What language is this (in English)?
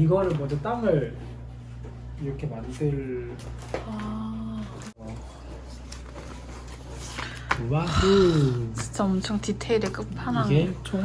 Korean